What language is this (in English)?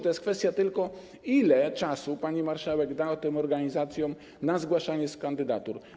Polish